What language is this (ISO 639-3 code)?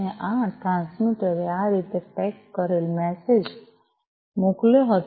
guj